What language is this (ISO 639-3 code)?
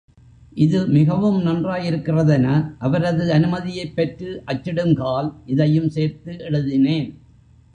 tam